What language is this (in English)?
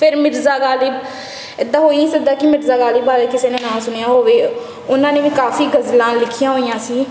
Punjabi